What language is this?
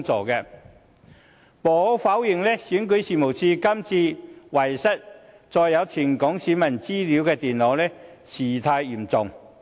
Cantonese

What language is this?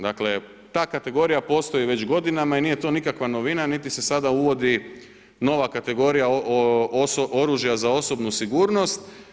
Croatian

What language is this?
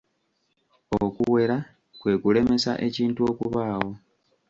Ganda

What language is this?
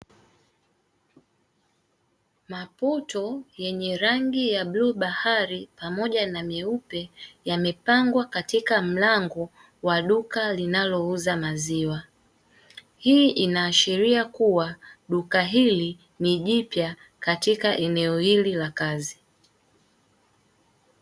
Swahili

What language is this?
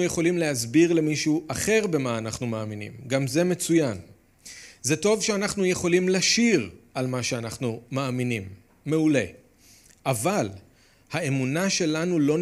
Hebrew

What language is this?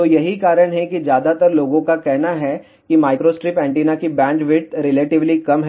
Hindi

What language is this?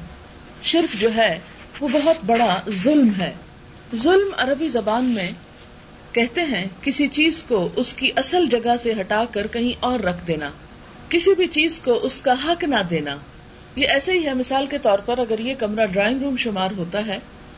Urdu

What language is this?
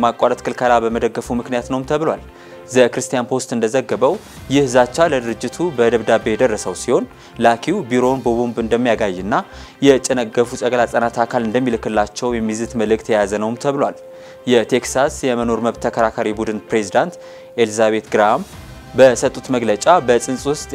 Turkish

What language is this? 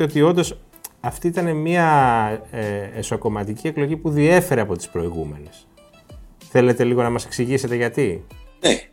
Greek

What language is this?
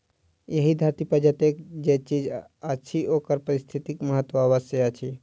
Maithili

